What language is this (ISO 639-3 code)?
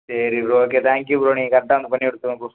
tam